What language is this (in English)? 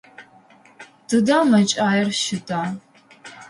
Adyghe